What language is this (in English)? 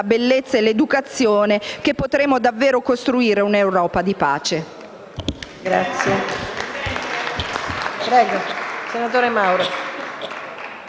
Italian